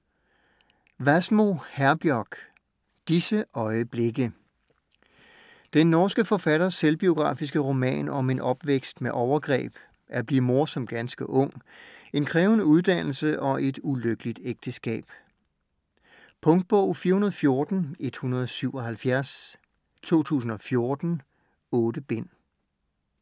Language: Danish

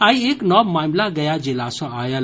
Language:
Maithili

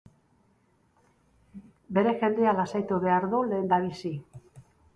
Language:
Basque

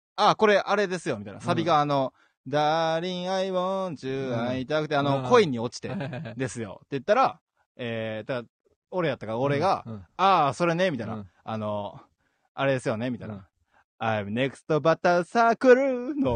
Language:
Japanese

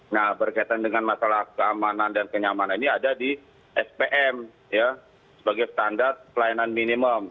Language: Indonesian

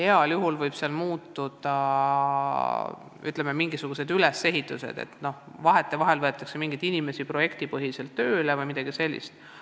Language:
Estonian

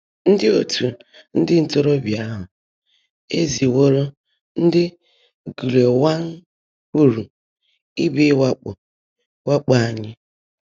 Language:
Igbo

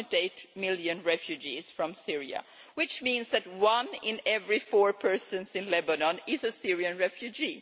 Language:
English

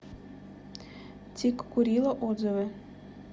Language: Russian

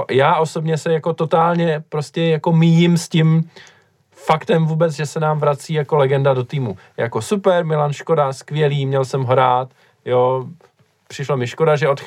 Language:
Czech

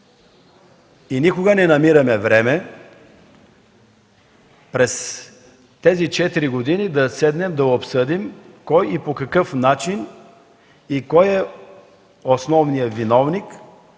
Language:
Bulgarian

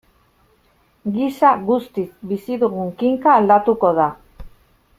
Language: Basque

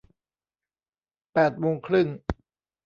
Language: Thai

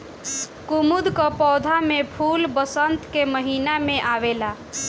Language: Bhojpuri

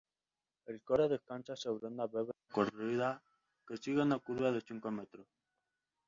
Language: Spanish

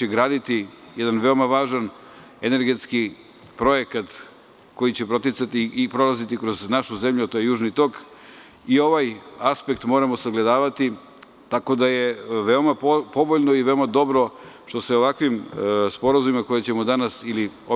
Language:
Serbian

